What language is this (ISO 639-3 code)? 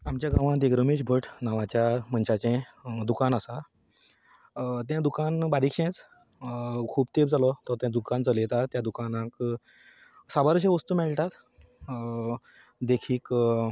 kok